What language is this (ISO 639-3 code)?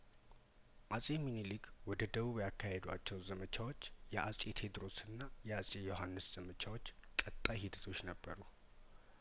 amh